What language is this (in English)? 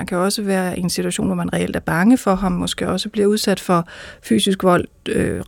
Danish